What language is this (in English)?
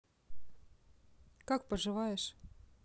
Russian